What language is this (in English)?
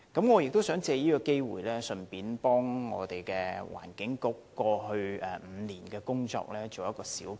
Cantonese